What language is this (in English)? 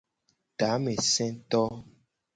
Gen